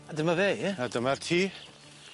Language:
Welsh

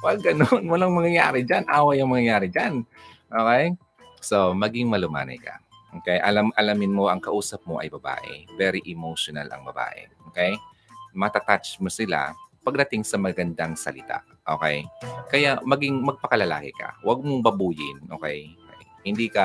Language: Filipino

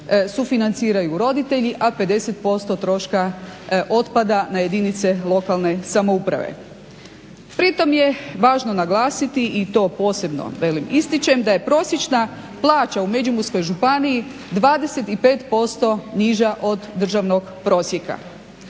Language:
Croatian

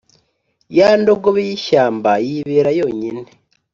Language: Kinyarwanda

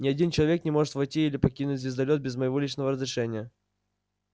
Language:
Russian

